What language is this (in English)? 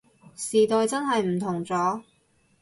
Cantonese